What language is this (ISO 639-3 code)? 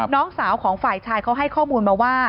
tha